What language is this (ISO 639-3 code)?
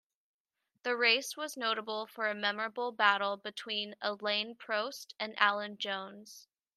eng